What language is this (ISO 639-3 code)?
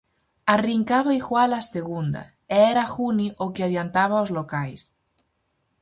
glg